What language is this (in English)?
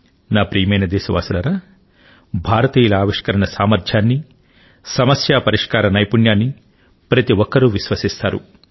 Telugu